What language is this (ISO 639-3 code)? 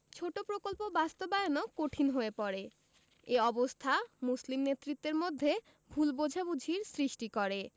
ben